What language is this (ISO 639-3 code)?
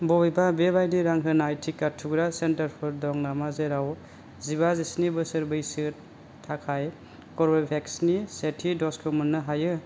brx